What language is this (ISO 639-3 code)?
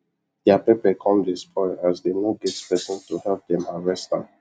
pcm